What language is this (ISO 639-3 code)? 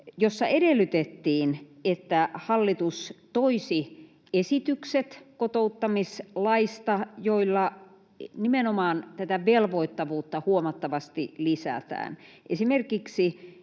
fin